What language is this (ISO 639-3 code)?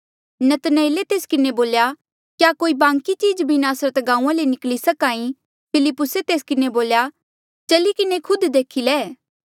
mjl